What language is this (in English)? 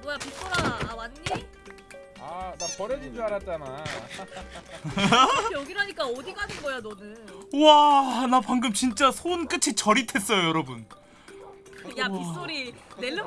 Korean